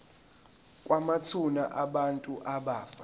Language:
Zulu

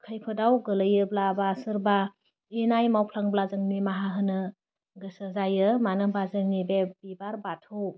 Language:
Bodo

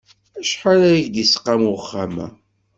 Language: Kabyle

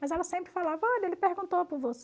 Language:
Portuguese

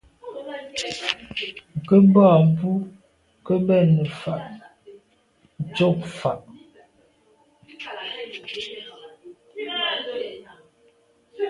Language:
Medumba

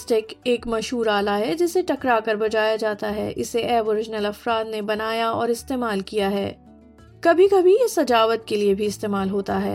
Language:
Urdu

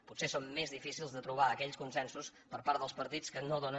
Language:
Catalan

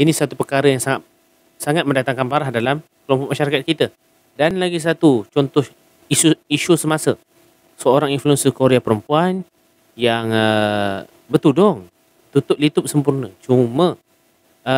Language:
Malay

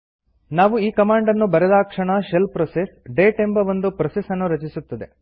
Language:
Kannada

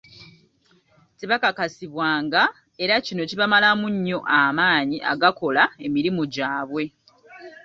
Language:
Ganda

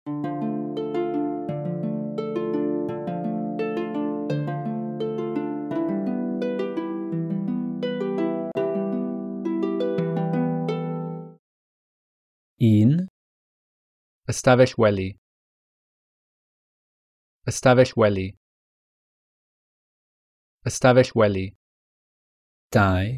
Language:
English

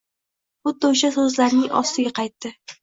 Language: Uzbek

